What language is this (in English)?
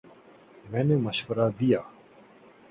Urdu